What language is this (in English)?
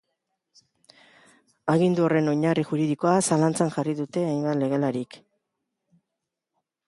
Basque